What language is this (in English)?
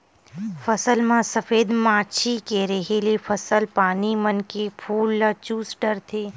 Chhattisgarhi